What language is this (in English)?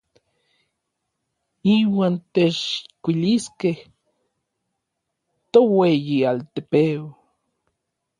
Orizaba Nahuatl